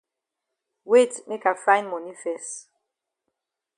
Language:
Cameroon Pidgin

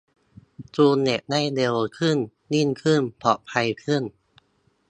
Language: Thai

